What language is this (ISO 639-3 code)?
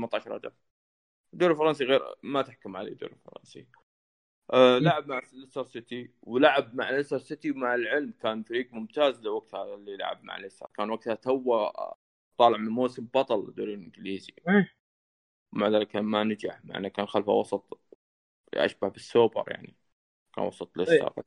ara